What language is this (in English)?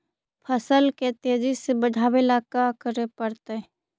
Magahi